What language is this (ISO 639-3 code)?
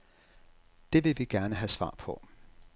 dan